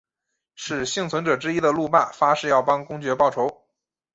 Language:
Chinese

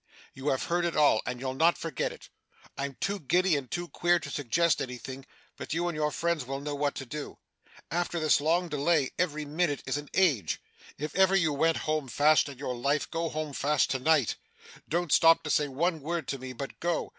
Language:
English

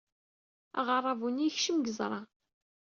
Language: Kabyle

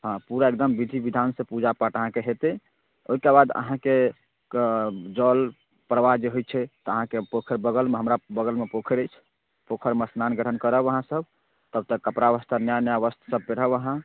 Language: Maithili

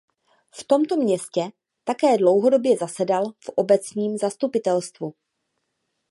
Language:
Czech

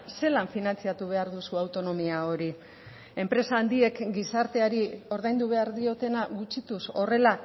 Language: Basque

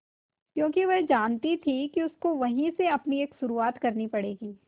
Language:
Hindi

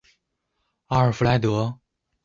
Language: Chinese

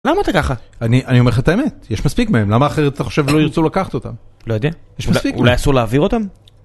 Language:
Hebrew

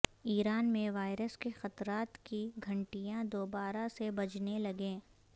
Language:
Urdu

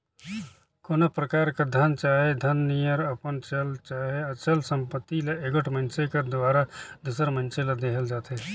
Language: Chhattisgarhi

